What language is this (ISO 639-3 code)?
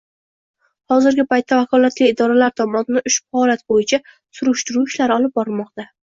uzb